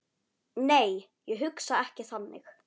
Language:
Icelandic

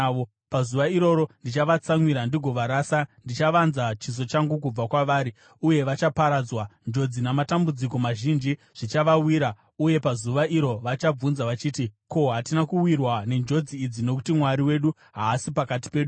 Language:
Shona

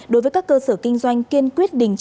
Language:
Vietnamese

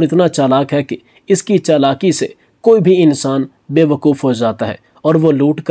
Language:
Hindi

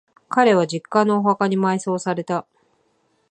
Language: Japanese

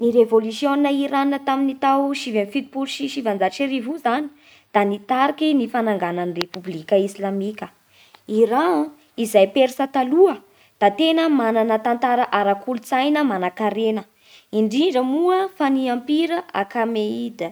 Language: Bara Malagasy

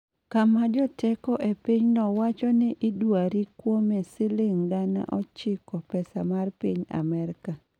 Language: Luo (Kenya and Tanzania)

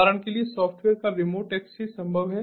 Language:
Hindi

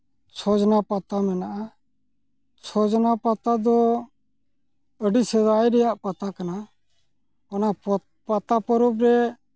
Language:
Santali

